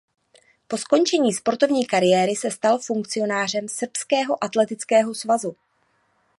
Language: Czech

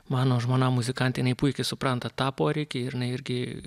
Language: Lithuanian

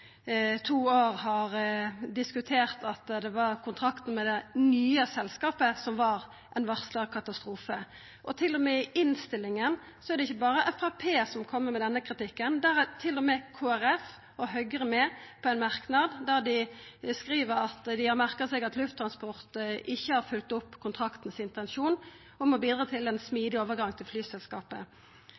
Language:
Norwegian Nynorsk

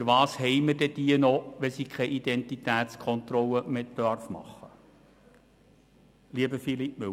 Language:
Swiss German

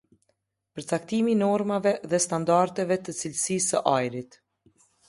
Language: Albanian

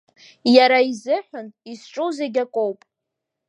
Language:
Abkhazian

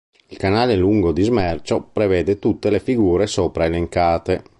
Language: Italian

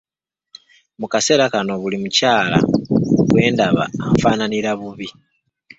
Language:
Ganda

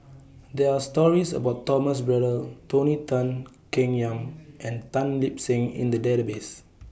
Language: English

